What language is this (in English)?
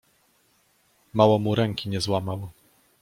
Polish